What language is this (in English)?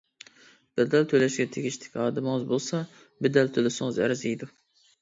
Uyghur